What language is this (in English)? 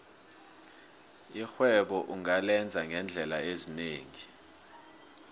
South Ndebele